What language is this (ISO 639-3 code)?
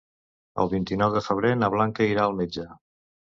cat